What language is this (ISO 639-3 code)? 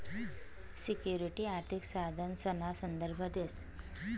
mar